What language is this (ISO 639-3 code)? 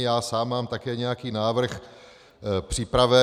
ces